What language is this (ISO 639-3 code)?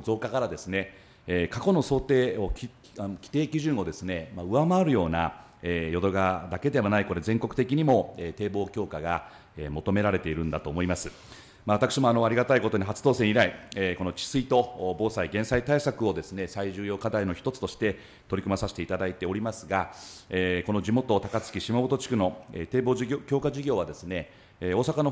jpn